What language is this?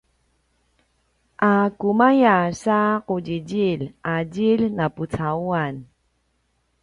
Paiwan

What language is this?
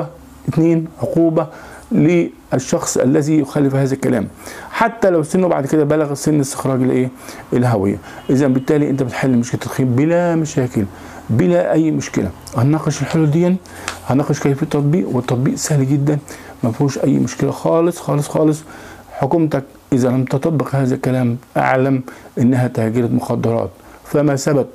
Arabic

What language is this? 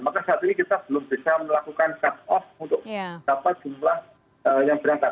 Indonesian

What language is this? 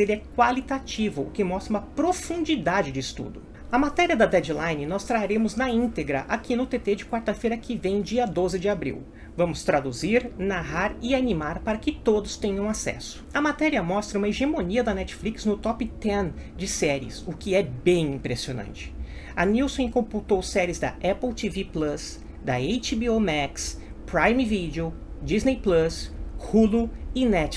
Portuguese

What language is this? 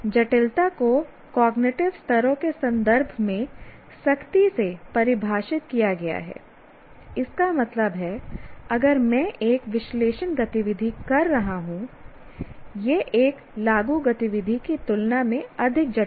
Hindi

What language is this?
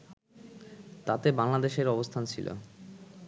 Bangla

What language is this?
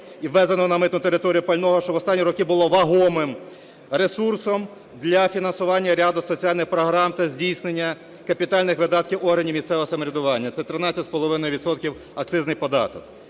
Ukrainian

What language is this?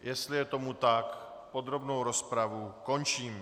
Czech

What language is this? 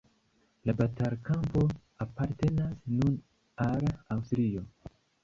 Esperanto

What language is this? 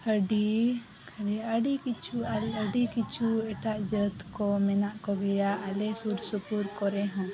Santali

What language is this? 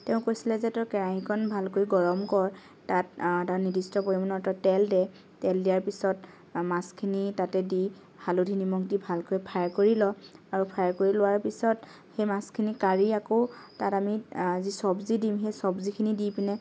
Assamese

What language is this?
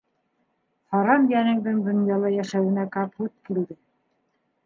Bashkir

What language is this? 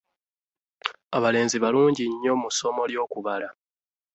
Ganda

